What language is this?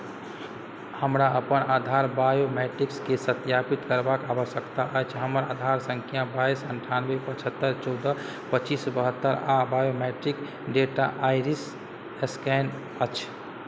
Maithili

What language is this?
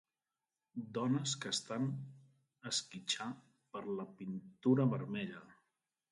Catalan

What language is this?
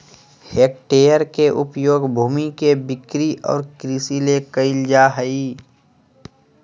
Magahi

